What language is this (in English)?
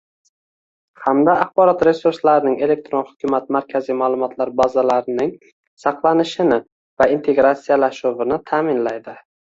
Uzbek